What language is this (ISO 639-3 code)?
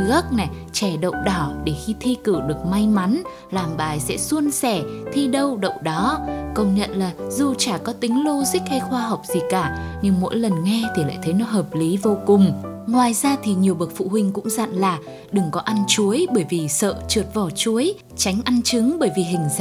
vie